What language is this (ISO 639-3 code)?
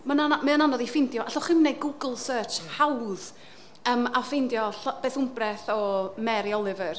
cym